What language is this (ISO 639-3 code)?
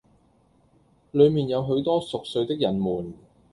yue